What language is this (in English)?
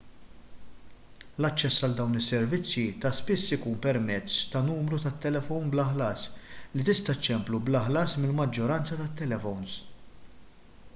Maltese